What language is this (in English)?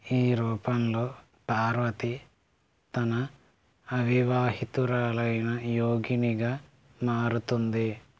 Telugu